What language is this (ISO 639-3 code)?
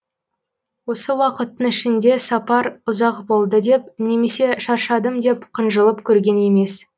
kaz